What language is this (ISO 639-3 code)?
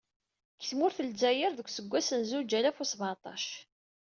kab